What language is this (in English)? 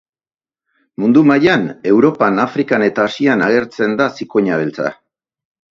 Basque